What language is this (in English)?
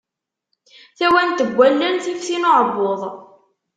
Kabyle